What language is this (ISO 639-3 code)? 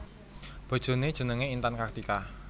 jav